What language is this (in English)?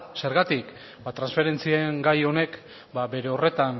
Basque